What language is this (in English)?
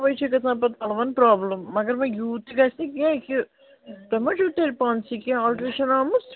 Kashmiri